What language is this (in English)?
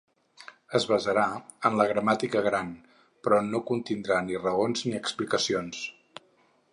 Catalan